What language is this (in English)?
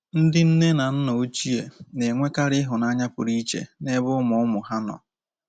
Igbo